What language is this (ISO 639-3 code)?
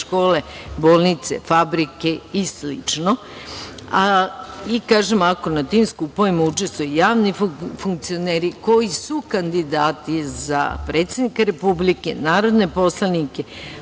srp